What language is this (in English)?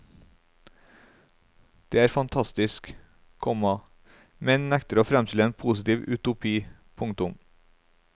Norwegian